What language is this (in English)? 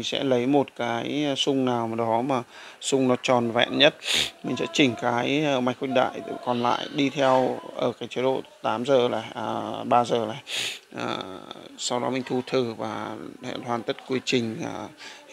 Vietnamese